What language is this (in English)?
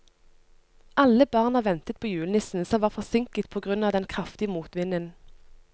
Norwegian